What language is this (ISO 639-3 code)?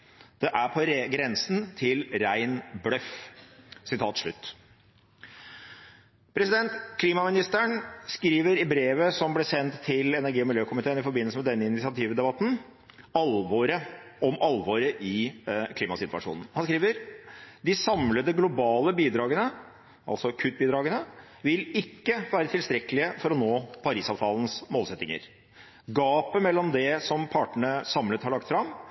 nob